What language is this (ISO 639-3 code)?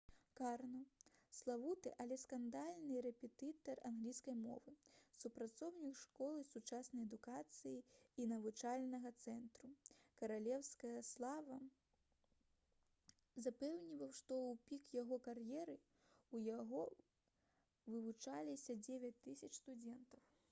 bel